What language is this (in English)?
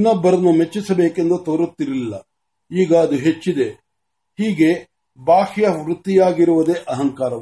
Marathi